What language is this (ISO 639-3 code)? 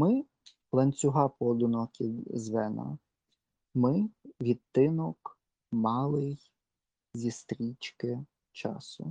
ukr